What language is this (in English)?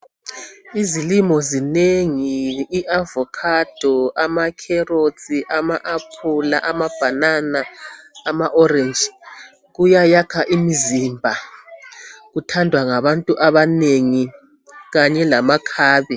North Ndebele